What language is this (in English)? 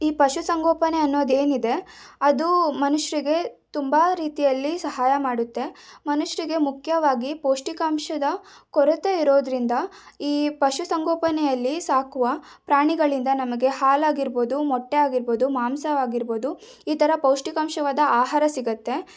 Kannada